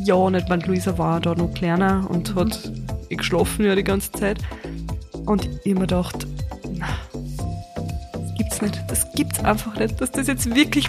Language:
German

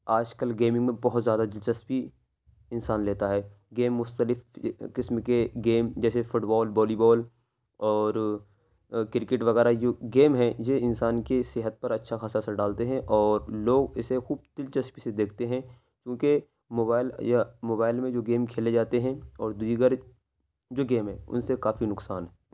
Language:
Urdu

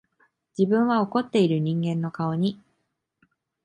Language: Japanese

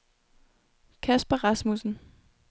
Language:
Danish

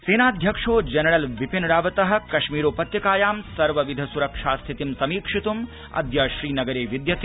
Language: Sanskrit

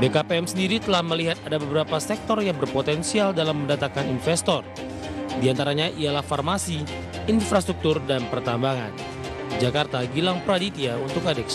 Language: Indonesian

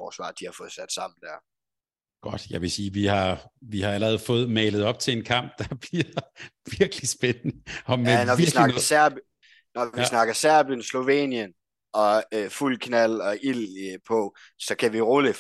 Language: Danish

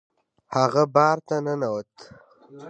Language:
Pashto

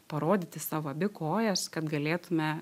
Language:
Lithuanian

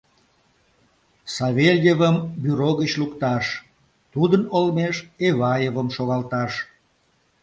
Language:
Mari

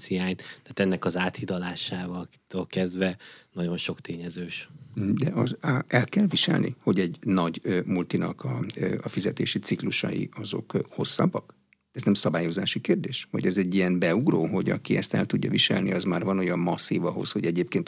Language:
Hungarian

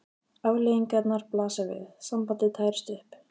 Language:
Icelandic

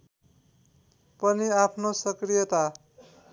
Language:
Nepali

